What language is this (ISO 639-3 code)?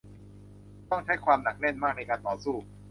tha